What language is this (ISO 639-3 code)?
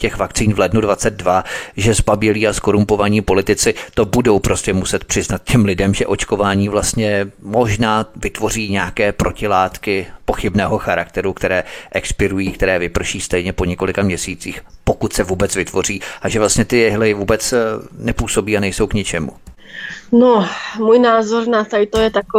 ces